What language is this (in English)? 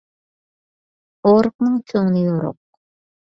Uyghur